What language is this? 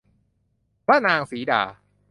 Thai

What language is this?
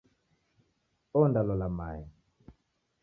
Taita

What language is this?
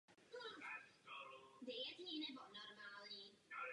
Czech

